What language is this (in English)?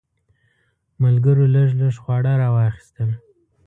Pashto